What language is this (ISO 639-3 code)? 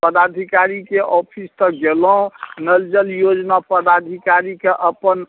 mai